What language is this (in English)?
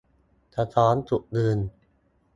Thai